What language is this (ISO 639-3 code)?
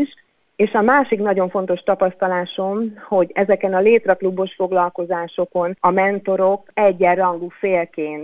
hun